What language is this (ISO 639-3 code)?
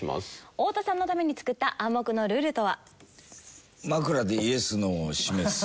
jpn